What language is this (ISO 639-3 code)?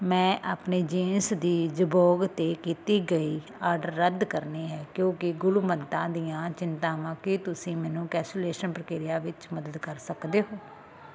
pan